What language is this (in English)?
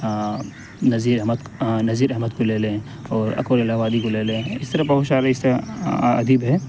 Urdu